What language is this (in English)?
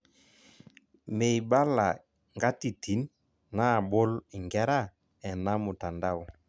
Masai